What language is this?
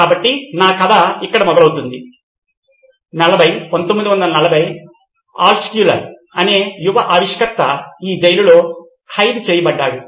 Telugu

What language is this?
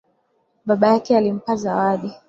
Swahili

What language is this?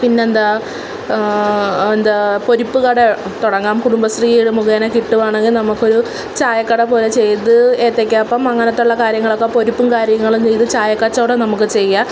Malayalam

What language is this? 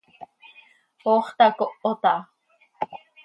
Seri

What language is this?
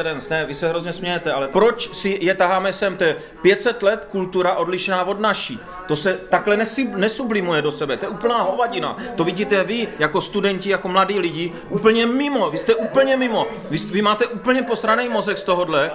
Czech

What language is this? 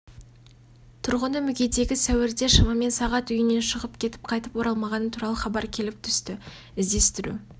Kazakh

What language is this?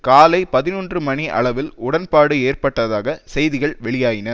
Tamil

